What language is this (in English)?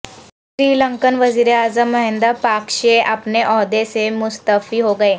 Urdu